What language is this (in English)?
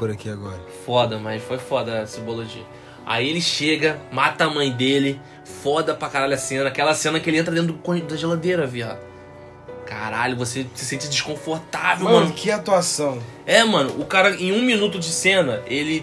Portuguese